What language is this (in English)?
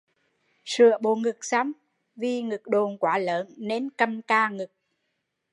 Vietnamese